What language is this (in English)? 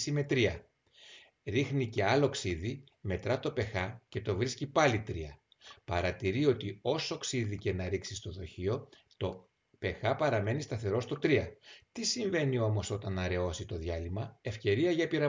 Greek